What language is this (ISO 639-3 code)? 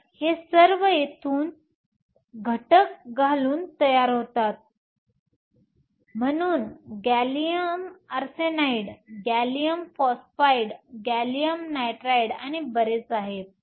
mar